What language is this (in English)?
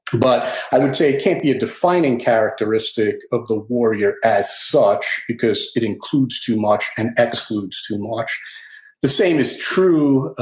English